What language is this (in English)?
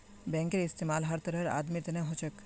Magahi